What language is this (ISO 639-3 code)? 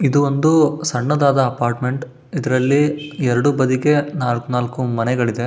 kan